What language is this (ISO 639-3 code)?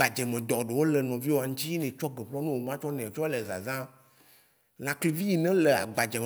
wci